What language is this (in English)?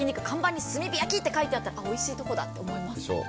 Japanese